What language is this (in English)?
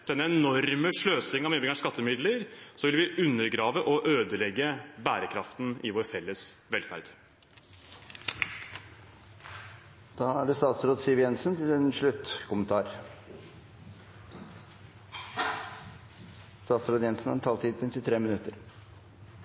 Norwegian